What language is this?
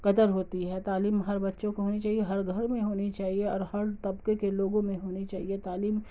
Urdu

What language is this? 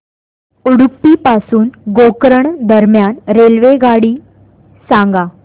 Marathi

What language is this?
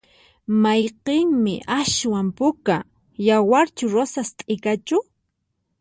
Puno Quechua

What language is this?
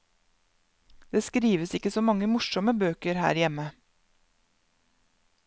Norwegian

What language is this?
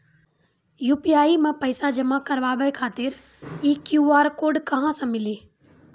Maithili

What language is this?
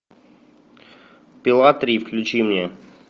Russian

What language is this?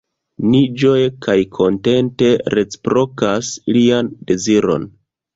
Esperanto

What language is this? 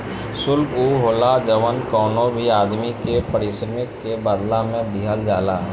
Bhojpuri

